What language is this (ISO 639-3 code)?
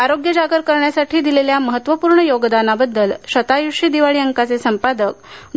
mar